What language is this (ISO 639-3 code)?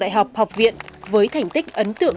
vie